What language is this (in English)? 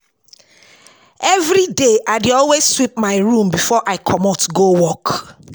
Nigerian Pidgin